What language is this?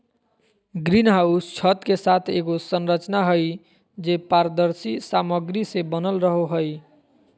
Magahi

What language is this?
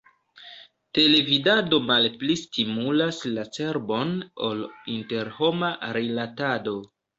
Esperanto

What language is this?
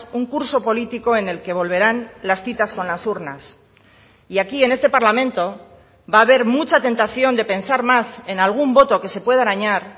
Spanish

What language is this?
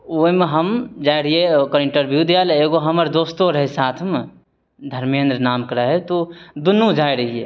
Maithili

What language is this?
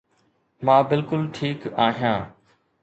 Sindhi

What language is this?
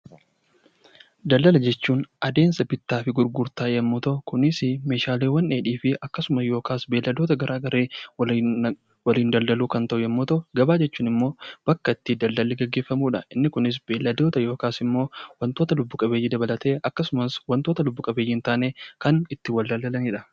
Oromo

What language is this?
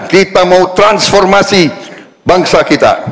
Indonesian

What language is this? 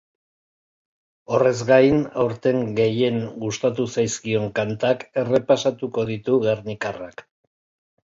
Basque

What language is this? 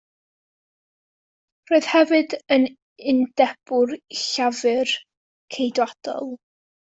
Welsh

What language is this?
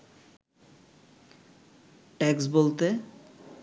Bangla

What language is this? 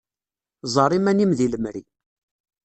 Kabyle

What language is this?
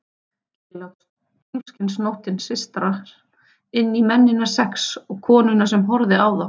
Icelandic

